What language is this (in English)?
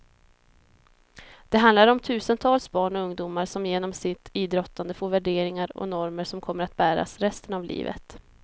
Swedish